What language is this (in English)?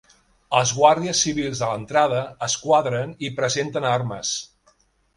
Catalan